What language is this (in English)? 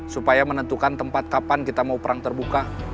Indonesian